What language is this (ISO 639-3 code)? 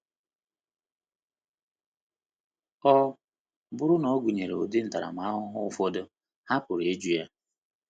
ibo